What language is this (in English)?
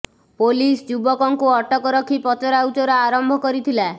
Odia